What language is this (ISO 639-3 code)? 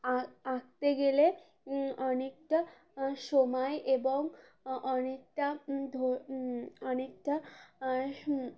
ben